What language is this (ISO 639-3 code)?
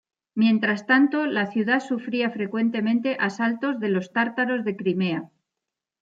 spa